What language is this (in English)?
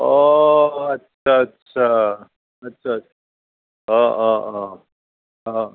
Assamese